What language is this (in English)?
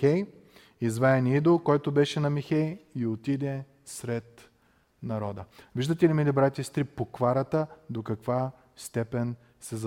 Bulgarian